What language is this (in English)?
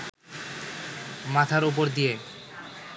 Bangla